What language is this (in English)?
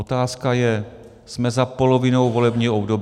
Czech